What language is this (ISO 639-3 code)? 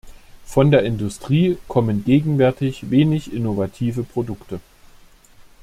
deu